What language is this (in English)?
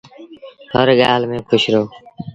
Sindhi Bhil